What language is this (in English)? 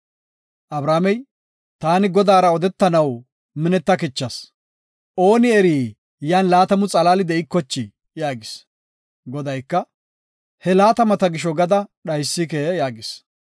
Gofa